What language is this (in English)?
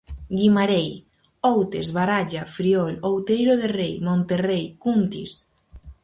Galician